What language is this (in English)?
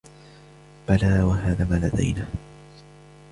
Arabic